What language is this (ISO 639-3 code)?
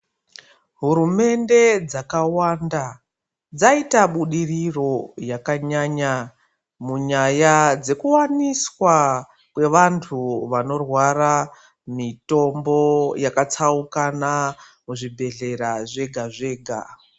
ndc